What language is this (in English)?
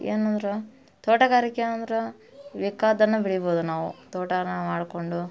Kannada